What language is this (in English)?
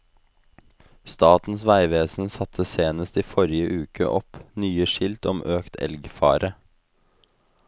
Norwegian